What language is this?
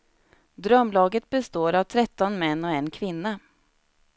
Swedish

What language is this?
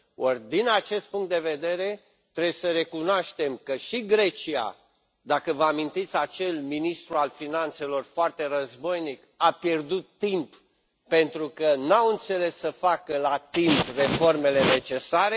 Romanian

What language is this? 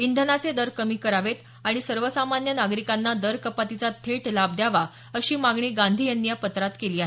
Marathi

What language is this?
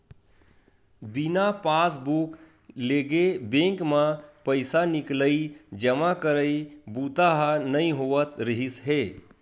Chhattisgarhi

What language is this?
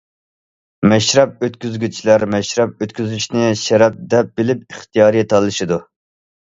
Uyghur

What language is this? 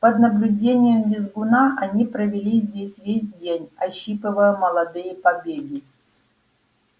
Russian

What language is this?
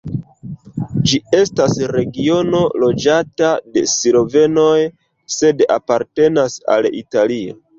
Esperanto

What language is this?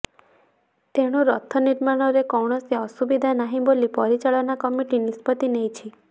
Odia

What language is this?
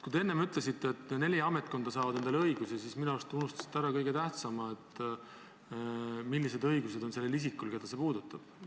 Estonian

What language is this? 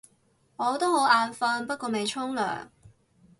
Cantonese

